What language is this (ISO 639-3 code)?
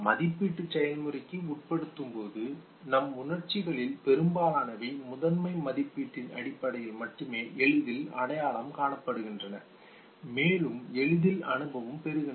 tam